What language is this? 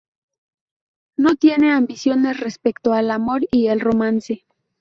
Spanish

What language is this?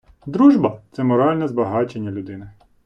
Ukrainian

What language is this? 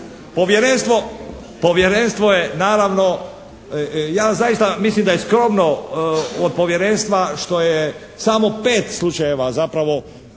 Croatian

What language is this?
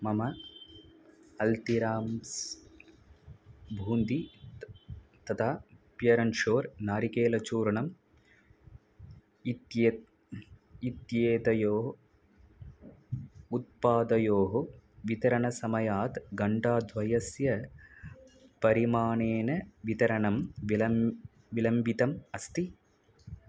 Sanskrit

